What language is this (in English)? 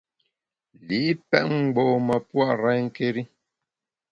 Bamun